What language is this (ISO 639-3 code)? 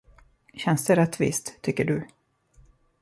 swe